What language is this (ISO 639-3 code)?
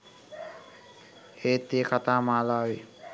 sin